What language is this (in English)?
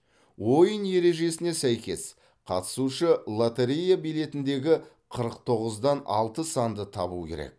Kazakh